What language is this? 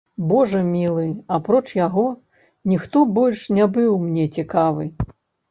Belarusian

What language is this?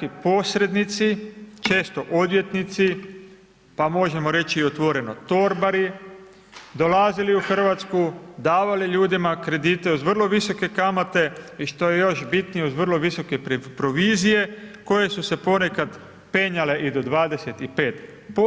Croatian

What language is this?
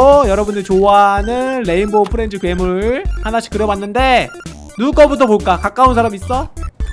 Korean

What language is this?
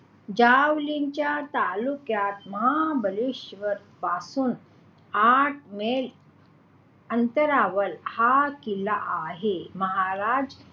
Marathi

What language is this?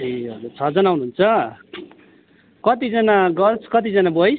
Nepali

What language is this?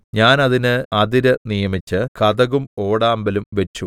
Malayalam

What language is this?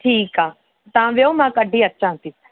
Sindhi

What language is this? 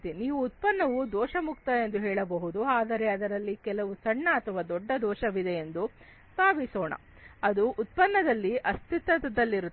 Kannada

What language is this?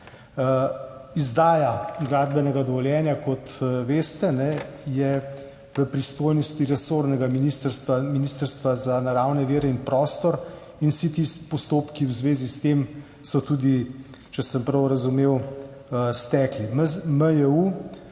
Slovenian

